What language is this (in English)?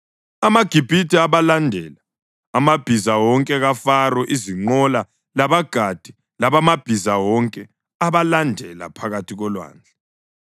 North Ndebele